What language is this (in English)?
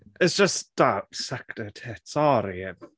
Welsh